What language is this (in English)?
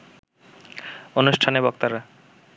Bangla